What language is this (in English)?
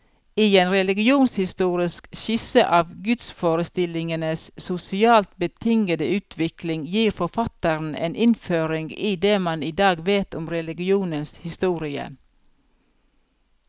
Norwegian